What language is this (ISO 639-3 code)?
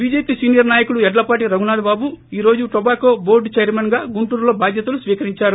tel